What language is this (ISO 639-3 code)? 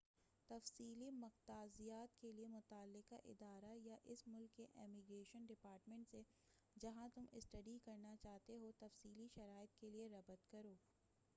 urd